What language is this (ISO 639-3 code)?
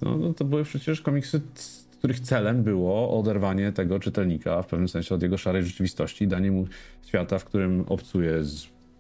pol